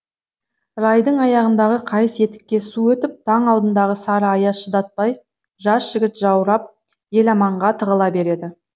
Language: Kazakh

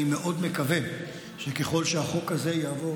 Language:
Hebrew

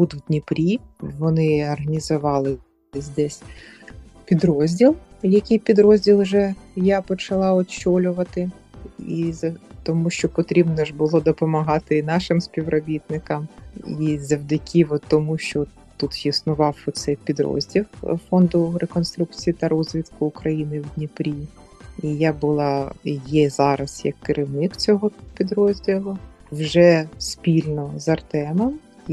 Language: Ukrainian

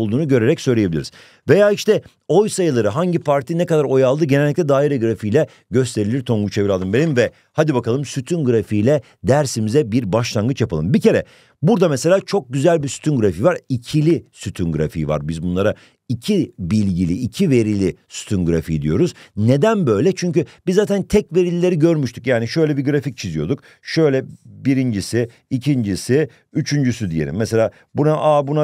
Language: Turkish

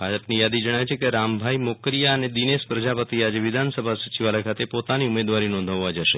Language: Gujarati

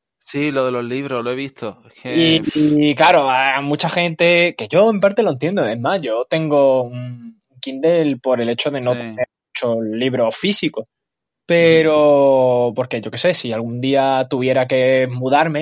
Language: Spanish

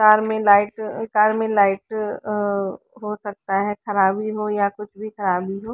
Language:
Hindi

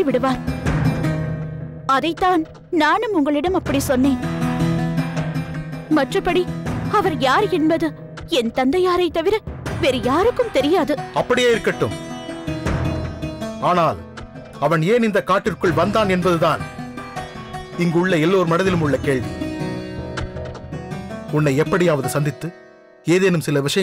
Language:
Tamil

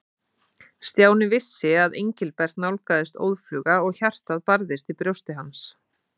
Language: Icelandic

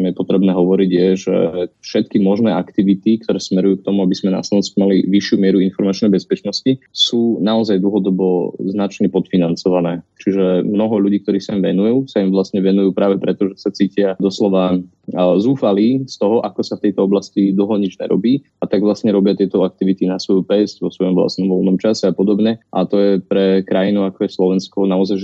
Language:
Slovak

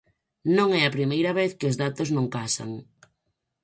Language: Galician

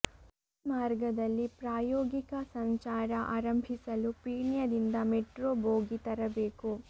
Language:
Kannada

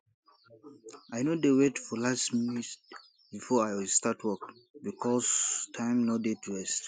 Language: Nigerian Pidgin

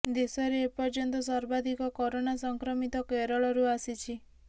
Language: Odia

